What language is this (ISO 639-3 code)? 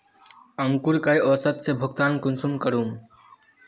mag